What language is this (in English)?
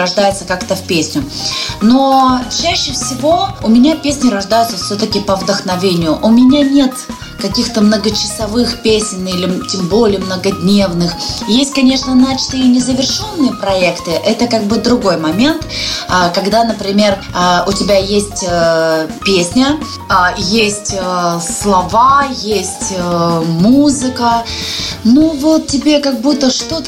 Russian